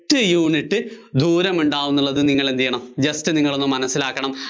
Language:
Malayalam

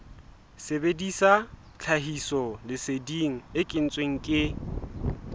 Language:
Southern Sotho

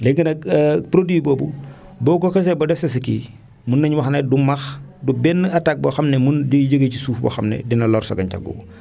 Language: Wolof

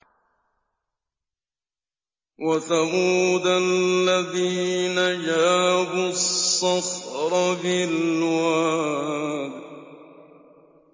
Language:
Arabic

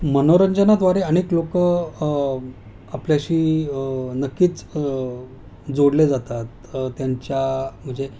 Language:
Marathi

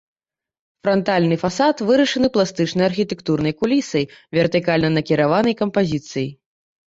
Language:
Belarusian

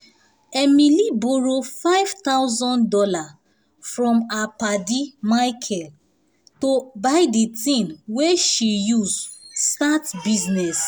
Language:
Nigerian Pidgin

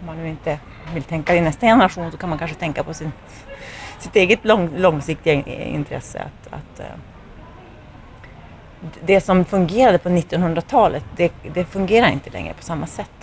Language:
Swedish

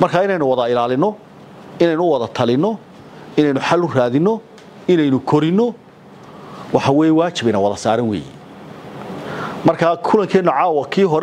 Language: Arabic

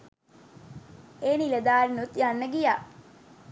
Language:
Sinhala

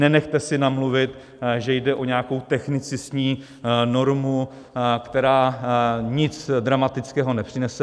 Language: Czech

